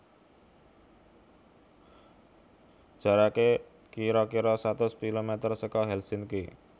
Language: Javanese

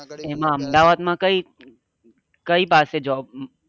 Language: Gujarati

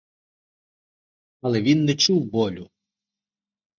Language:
Ukrainian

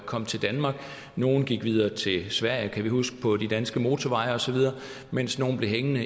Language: Danish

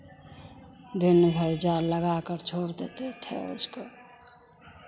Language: Hindi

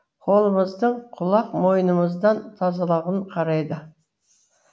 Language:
Kazakh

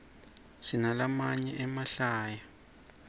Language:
Swati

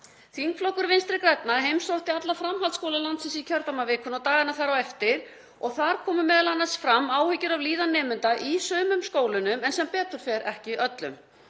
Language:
Icelandic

